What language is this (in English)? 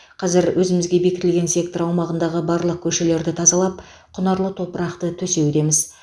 Kazakh